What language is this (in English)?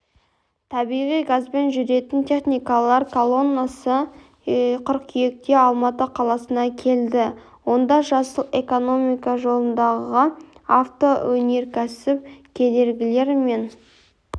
Kazakh